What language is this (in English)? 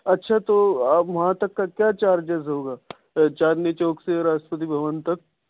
Urdu